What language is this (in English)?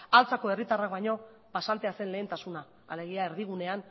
Basque